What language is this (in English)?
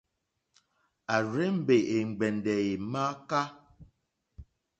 Mokpwe